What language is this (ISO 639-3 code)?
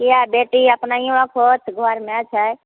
mai